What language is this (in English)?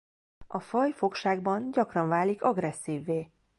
Hungarian